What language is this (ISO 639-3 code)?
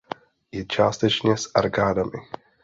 ces